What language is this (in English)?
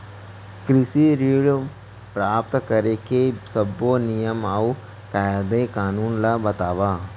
Chhattisgarhi